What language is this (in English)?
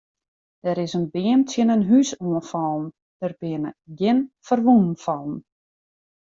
Western Frisian